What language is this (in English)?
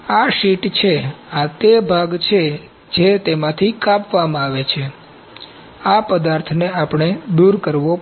Gujarati